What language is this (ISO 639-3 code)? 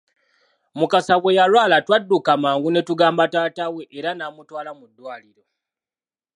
lug